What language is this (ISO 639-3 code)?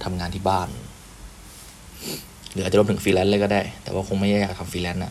tha